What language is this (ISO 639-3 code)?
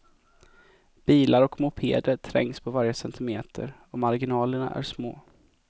swe